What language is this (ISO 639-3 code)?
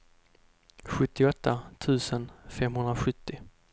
swe